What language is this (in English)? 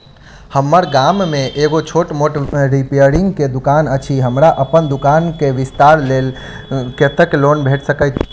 Maithili